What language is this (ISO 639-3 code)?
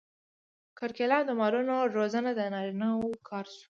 pus